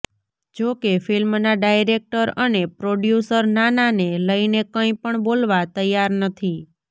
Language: Gujarati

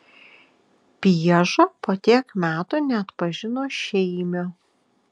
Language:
Lithuanian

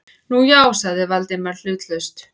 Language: Icelandic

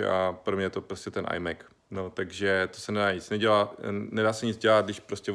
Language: Czech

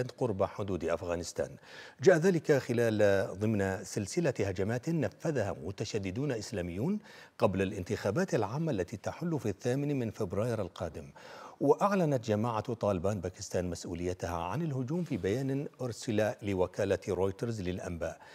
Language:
Arabic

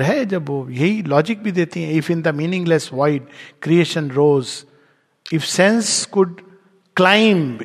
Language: Hindi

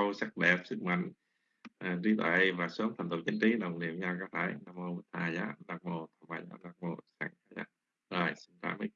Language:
Vietnamese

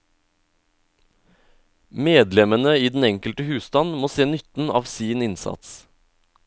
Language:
Norwegian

